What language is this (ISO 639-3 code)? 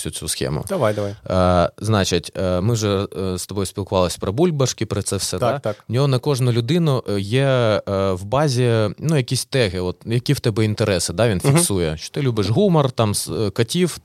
ukr